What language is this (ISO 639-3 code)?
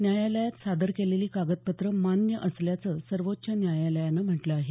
mar